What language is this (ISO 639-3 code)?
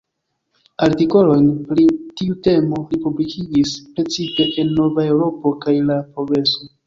epo